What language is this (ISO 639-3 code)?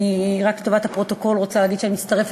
heb